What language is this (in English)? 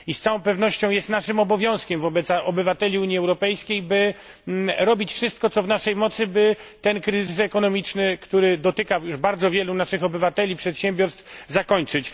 Polish